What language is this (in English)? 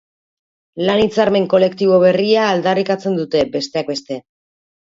Basque